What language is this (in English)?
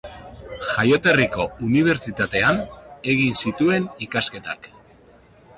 Basque